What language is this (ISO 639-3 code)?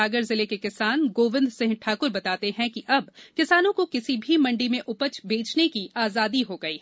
hin